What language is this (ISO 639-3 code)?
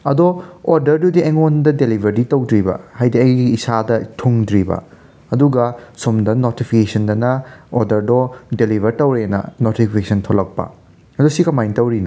mni